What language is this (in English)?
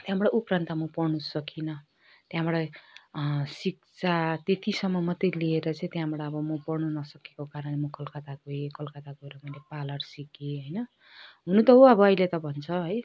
Nepali